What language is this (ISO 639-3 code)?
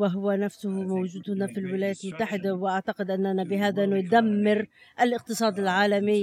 ara